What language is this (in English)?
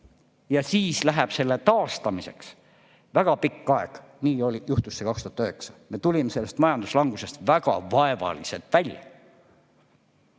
Estonian